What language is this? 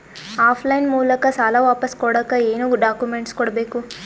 Kannada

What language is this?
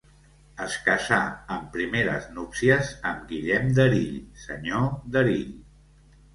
Catalan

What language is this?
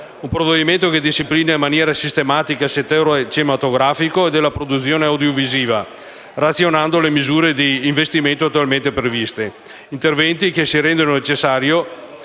Italian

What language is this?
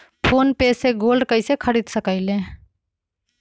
Magahi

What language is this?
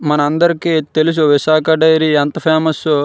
Telugu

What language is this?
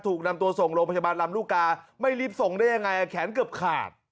Thai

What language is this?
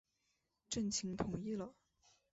Chinese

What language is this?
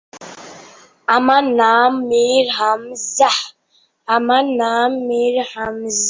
Bangla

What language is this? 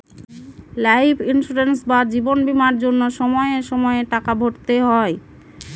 Bangla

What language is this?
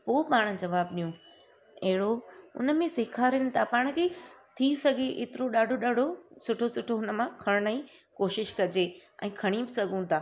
Sindhi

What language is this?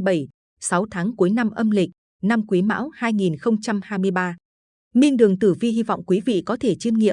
Vietnamese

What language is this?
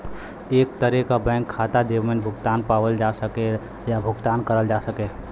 Bhojpuri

